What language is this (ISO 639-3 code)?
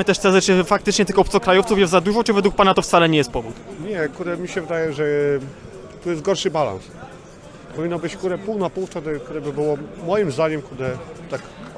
pol